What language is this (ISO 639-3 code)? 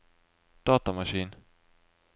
nor